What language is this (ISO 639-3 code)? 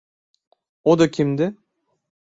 tur